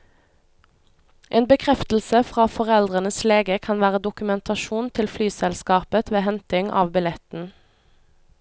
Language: Norwegian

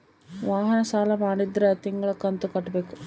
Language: Kannada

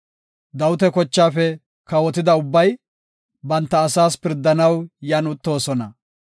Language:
Gofa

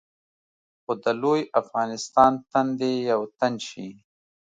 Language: Pashto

